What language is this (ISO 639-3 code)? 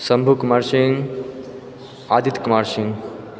mai